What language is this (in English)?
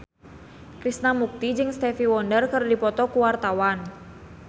Sundanese